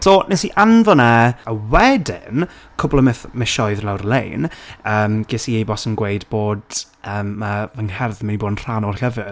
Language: Welsh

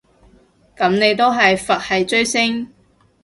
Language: Cantonese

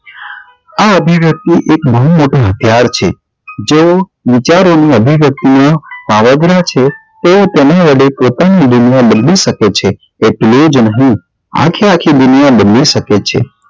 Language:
Gujarati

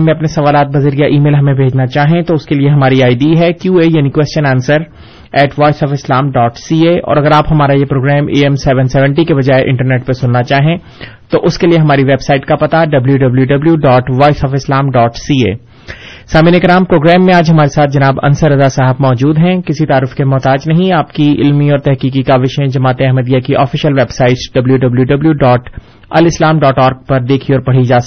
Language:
Urdu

